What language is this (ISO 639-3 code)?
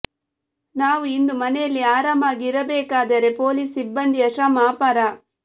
kan